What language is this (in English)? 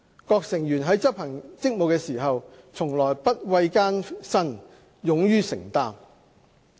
Cantonese